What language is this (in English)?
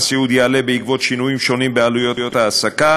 Hebrew